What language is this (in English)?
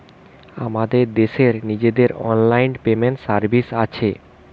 Bangla